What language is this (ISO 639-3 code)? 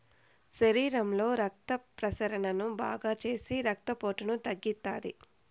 tel